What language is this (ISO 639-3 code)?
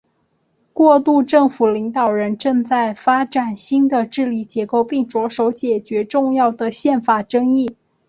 zho